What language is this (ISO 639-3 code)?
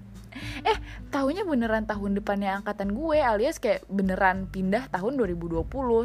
ind